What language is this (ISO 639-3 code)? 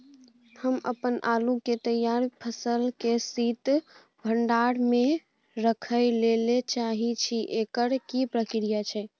mai